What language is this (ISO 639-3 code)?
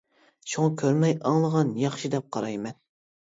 uig